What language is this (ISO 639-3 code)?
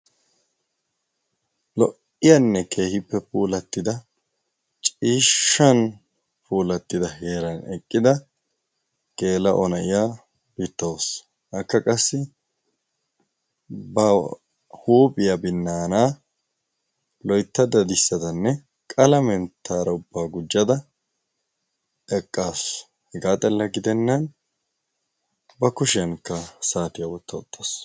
wal